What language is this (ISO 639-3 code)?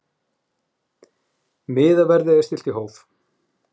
isl